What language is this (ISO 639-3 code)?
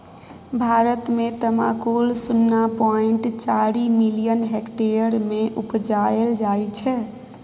mai